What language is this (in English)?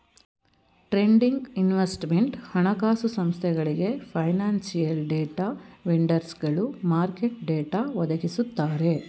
Kannada